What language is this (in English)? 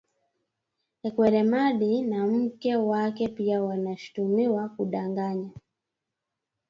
Swahili